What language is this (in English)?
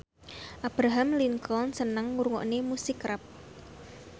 Javanese